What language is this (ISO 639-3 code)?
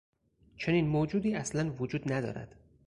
fas